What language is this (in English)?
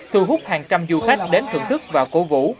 Vietnamese